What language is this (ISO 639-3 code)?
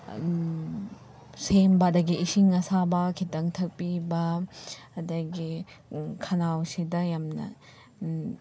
mni